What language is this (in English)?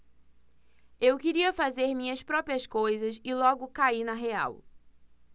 Portuguese